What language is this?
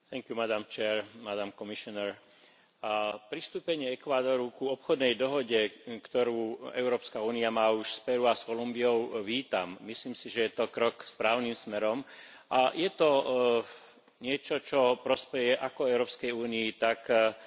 Slovak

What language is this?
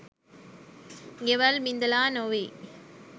Sinhala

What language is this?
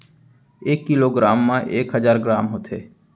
Chhattisgarhi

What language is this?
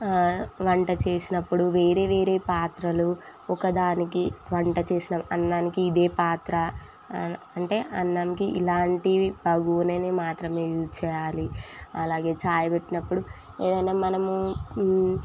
Telugu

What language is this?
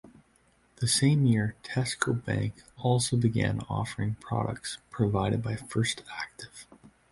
English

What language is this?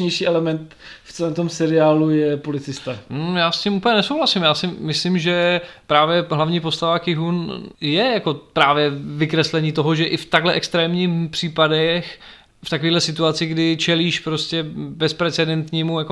Czech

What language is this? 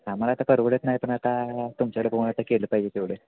Marathi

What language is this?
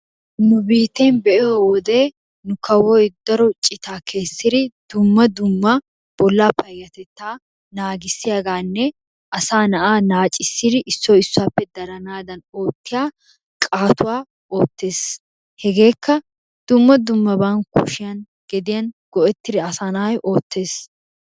Wolaytta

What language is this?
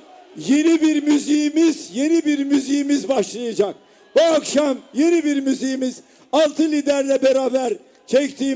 Turkish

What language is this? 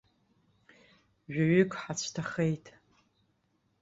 Abkhazian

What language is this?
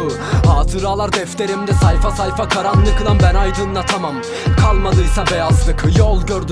Turkish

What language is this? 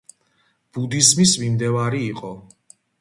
Georgian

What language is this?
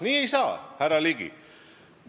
Estonian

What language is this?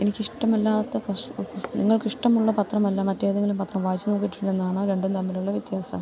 Malayalam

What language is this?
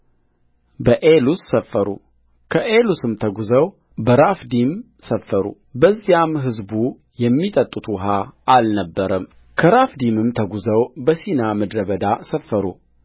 Amharic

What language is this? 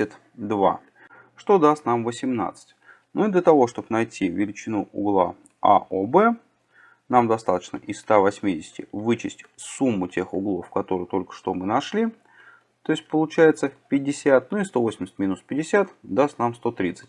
Russian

